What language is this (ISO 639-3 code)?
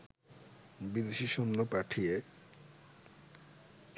ben